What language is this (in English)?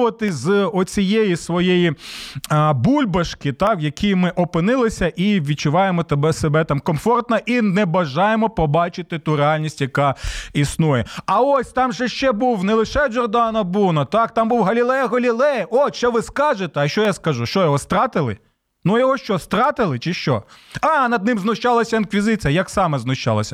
Ukrainian